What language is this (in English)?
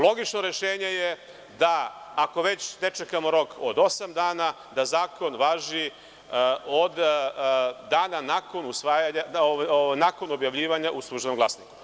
Serbian